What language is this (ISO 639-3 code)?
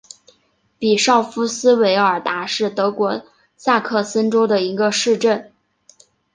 zho